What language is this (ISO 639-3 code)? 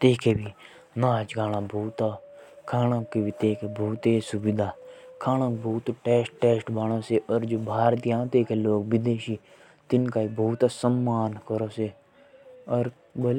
jns